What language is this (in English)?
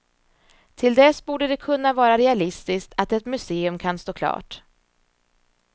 Swedish